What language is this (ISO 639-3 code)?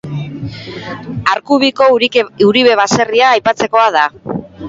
eus